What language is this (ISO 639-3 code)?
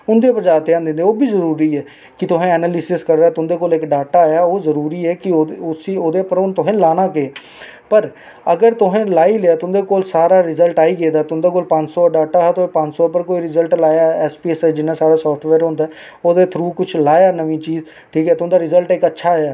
doi